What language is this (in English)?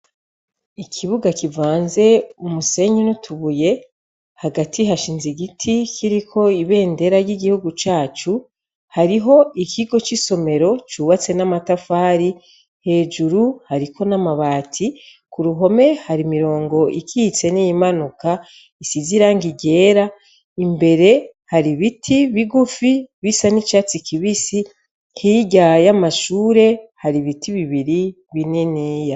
Rundi